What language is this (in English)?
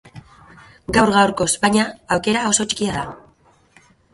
Basque